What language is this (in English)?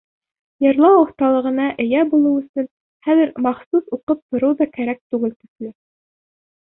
Bashkir